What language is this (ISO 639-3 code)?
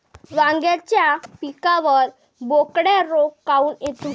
mar